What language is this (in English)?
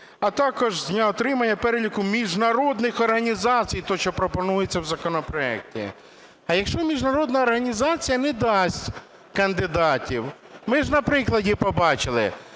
Ukrainian